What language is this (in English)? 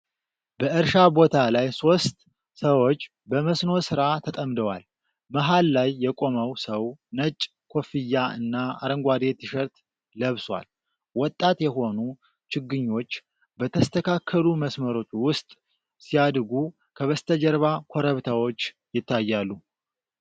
Amharic